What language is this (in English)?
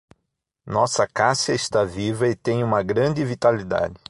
Portuguese